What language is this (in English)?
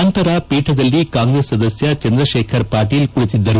Kannada